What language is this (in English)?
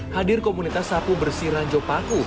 Indonesian